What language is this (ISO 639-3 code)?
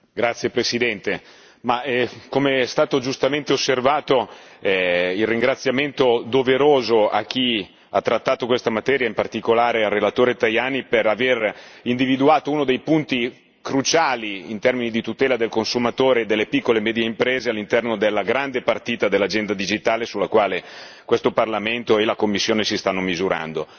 ita